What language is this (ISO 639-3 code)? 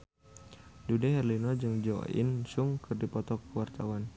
sun